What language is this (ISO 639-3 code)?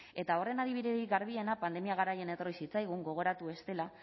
eus